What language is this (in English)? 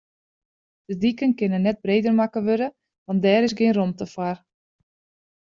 Western Frisian